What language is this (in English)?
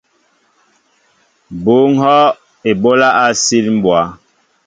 Mbo (Cameroon)